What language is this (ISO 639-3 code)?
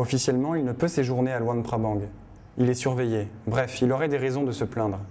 fra